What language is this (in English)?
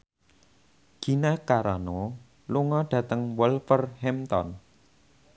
Javanese